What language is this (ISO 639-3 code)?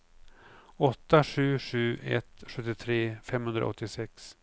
swe